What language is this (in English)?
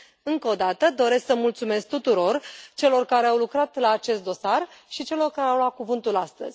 Romanian